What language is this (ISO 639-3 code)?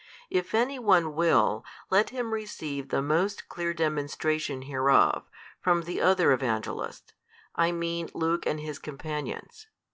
eng